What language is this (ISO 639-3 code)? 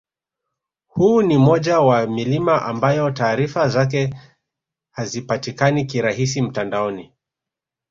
swa